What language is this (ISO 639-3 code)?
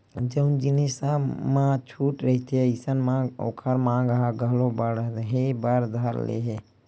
hne